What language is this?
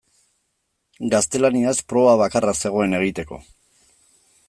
Basque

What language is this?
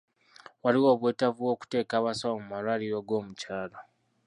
Ganda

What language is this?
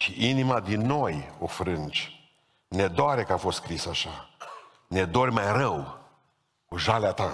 Romanian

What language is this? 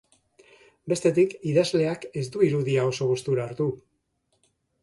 Basque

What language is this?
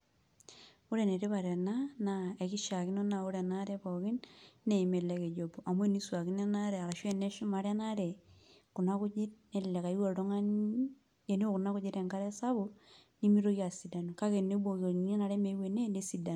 Masai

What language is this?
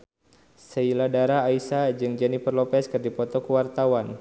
Sundanese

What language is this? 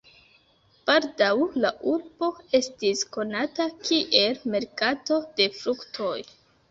Esperanto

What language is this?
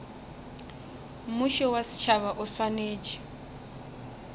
Northern Sotho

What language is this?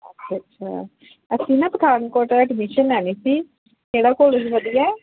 Punjabi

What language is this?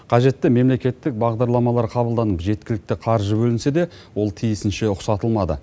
Kazakh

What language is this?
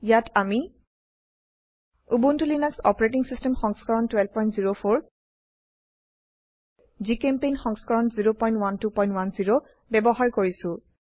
Assamese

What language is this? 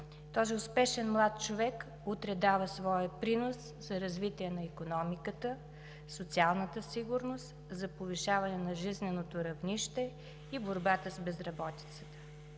Bulgarian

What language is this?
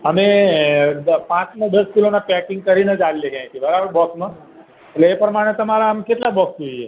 Gujarati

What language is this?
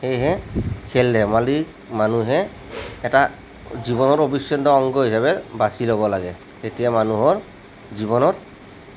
Assamese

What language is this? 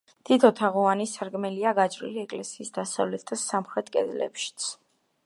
Georgian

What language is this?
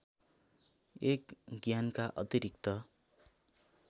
Nepali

